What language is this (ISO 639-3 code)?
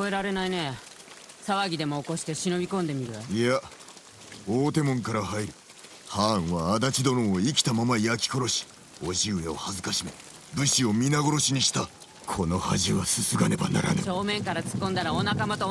jpn